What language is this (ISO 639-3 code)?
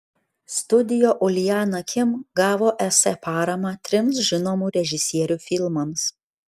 lit